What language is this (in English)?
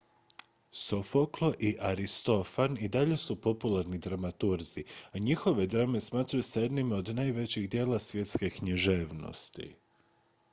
Croatian